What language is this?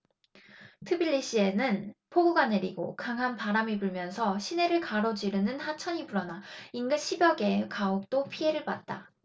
Korean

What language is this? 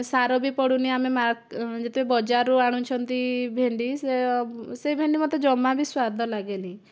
Odia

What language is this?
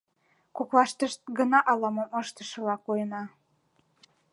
Mari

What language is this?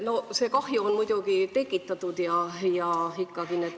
Estonian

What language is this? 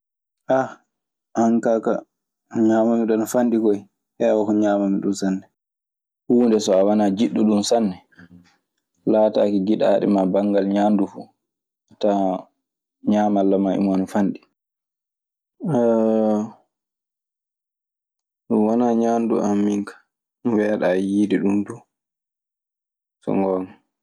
Maasina Fulfulde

